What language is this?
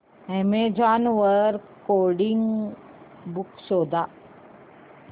Marathi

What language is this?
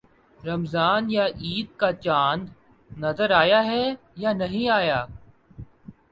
Urdu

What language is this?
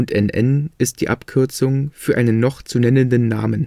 German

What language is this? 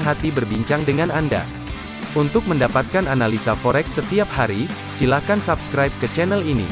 Indonesian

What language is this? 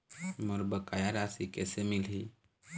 Chhattisgarhi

